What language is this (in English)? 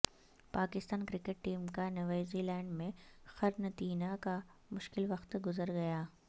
Urdu